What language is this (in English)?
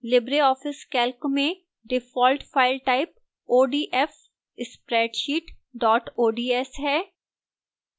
Hindi